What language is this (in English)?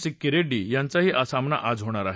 Marathi